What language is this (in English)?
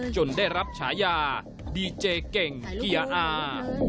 Thai